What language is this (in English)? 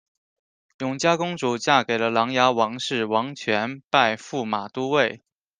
Chinese